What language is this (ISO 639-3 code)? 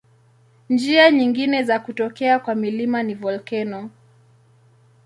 swa